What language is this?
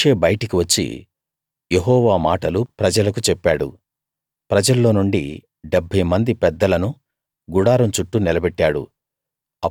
Telugu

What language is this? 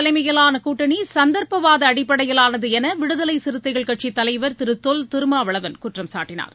Tamil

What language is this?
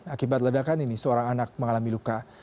Indonesian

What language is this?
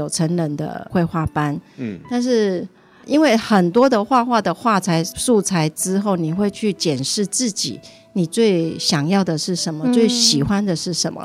Chinese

